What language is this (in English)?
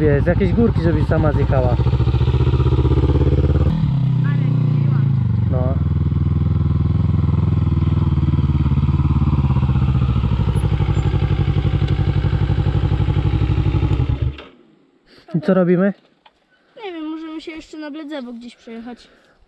Polish